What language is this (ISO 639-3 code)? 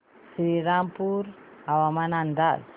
mar